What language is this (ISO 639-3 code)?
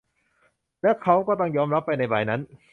tha